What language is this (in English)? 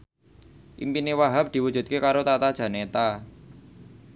Javanese